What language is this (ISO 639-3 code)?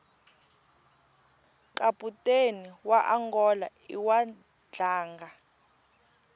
tso